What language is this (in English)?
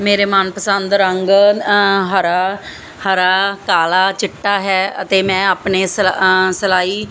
Punjabi